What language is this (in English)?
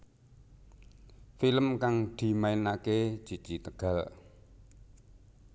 Javanese